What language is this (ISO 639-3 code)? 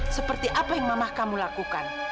ind